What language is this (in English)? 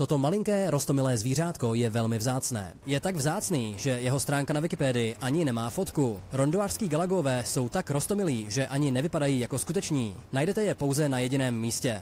Czech